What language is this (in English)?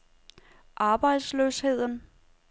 Danish